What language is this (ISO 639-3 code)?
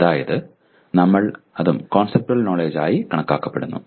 mal